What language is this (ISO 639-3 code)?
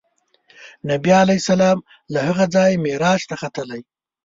pus